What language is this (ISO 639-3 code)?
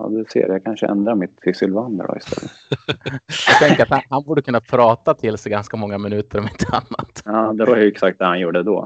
swe